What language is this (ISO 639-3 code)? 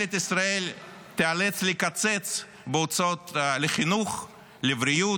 heb